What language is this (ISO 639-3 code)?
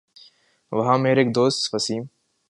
urd